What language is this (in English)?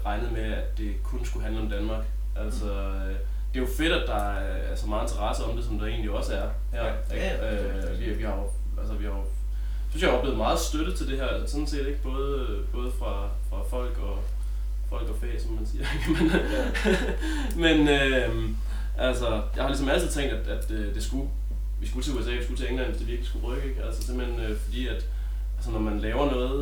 Danish